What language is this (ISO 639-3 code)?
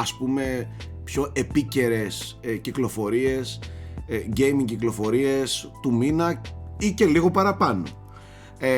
ell